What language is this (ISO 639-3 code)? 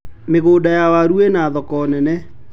kik